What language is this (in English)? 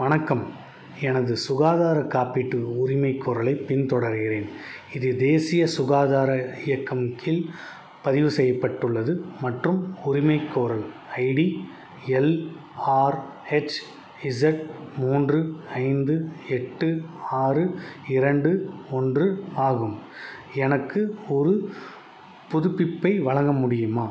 Tamil